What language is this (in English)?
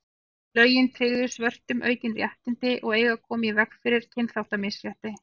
Icelandic